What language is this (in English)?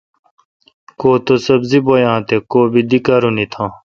Kalkoti